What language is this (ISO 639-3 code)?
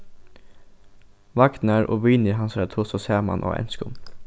fao